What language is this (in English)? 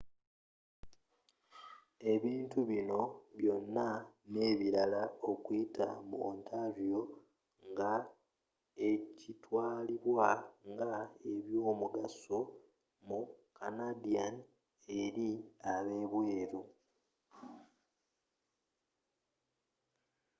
Ganda